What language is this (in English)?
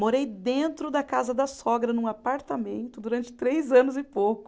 Portuguese